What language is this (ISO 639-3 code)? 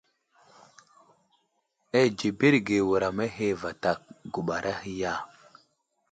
udl